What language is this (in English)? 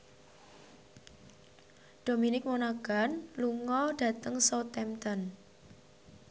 Javanese